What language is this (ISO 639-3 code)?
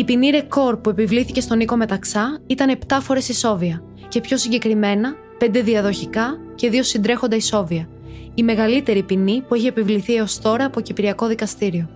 ell